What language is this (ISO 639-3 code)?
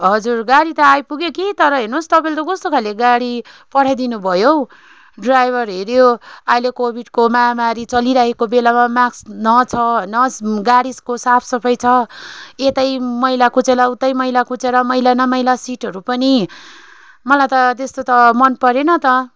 nep